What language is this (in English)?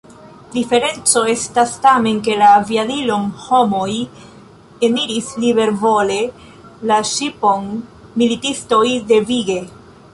Esperanto